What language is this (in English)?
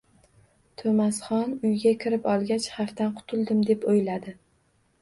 Uzbek